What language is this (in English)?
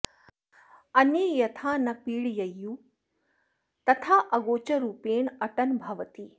Sanskrit